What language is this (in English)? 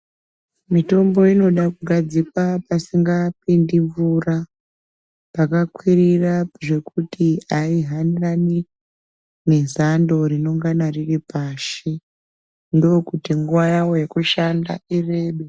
Ndau